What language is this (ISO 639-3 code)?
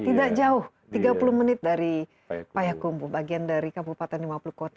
ind